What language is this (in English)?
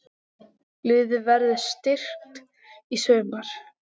Icelandic